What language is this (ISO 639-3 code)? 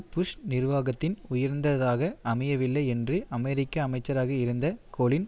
tam